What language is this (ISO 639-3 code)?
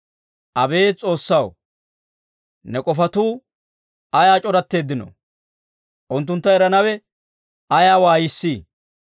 dwr